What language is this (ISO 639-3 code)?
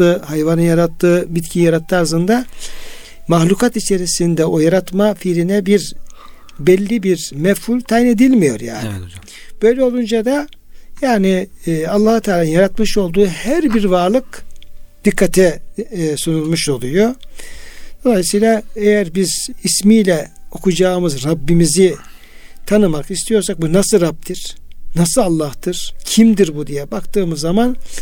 tur